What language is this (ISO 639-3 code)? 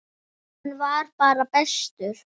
isl